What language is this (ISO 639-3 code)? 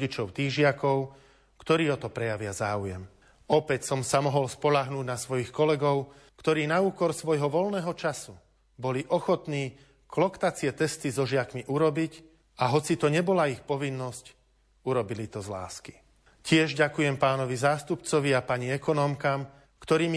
slk